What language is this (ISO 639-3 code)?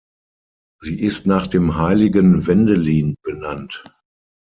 deu